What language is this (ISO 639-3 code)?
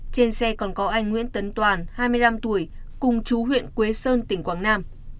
vie